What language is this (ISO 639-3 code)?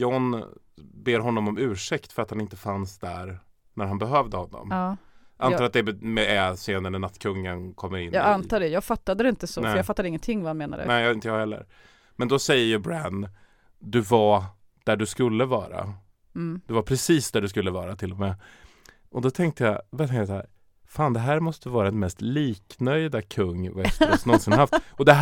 swe